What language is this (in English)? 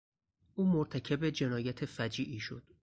Persian